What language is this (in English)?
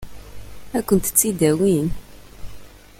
Kabyle